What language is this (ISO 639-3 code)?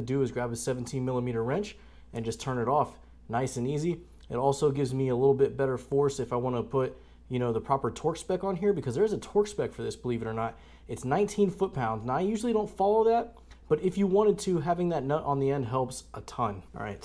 eng